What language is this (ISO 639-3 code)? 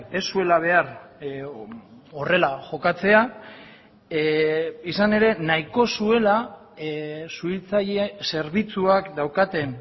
eus